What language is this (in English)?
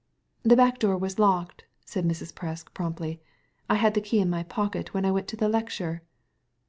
English